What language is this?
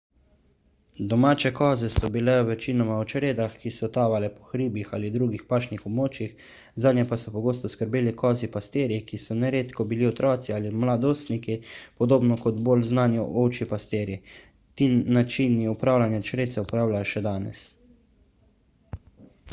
Slovenian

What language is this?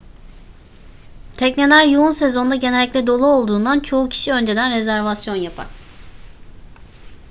Turkish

